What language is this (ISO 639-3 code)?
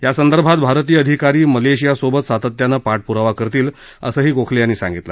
mar